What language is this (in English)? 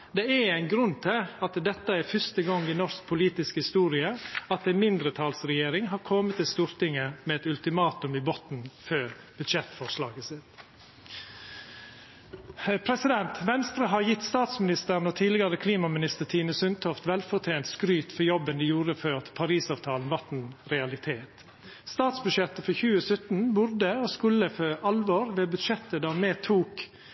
Norwegian Nynorsk